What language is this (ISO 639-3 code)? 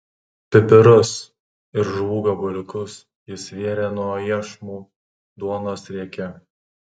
lit